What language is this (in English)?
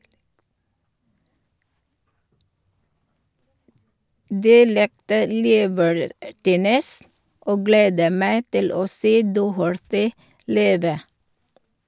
Norwegian